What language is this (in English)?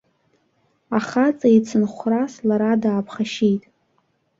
Abkhazian